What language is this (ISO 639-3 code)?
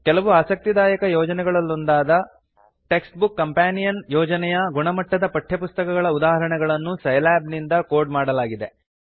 kan